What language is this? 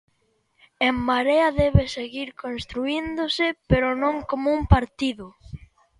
Galician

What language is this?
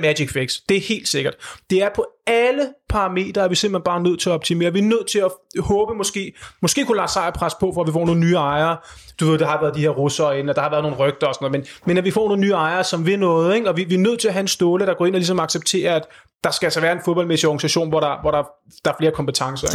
Danish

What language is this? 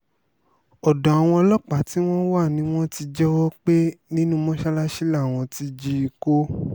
Yoruba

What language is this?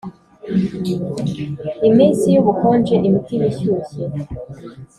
Kinyarwanda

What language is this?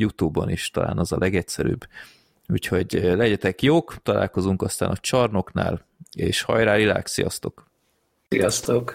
Hungarian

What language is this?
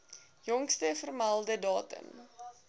Afrikaans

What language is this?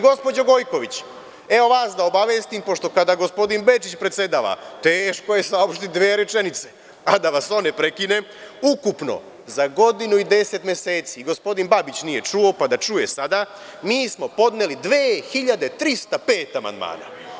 Serbian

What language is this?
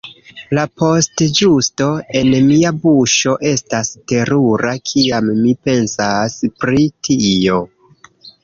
Esperanto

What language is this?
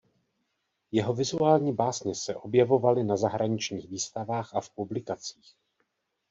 Czech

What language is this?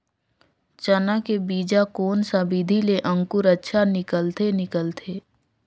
Chhattisgarhi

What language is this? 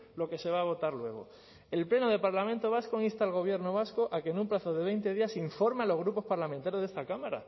Spanish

